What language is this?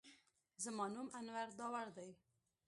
Pashto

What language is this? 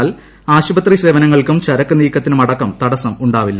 Malayalam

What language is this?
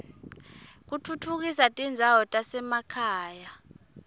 Swati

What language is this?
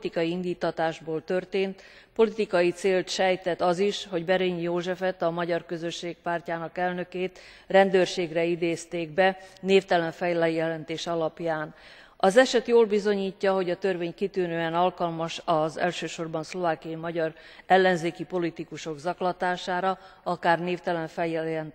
Hungarian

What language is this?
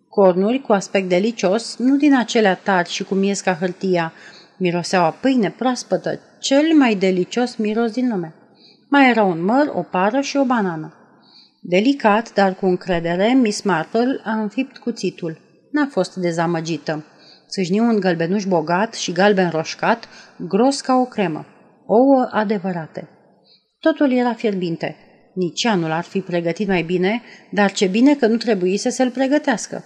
Romanian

